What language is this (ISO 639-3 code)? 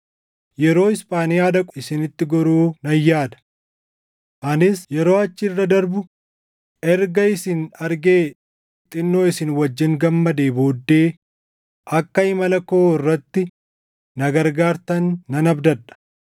orm